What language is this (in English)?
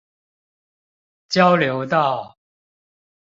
Chinese